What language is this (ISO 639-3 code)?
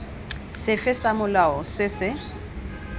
tsn